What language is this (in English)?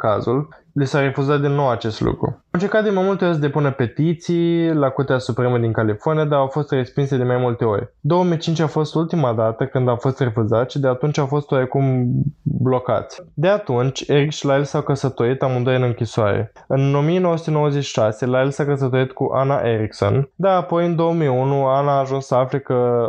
Romanian